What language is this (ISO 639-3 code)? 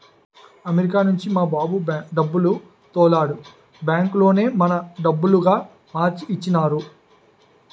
tel